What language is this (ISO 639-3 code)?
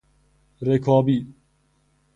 fas